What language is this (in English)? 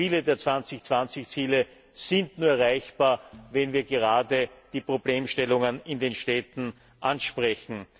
German